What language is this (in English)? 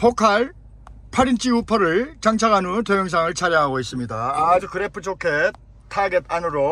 Korean